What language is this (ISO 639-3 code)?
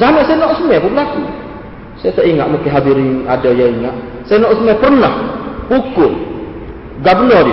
msa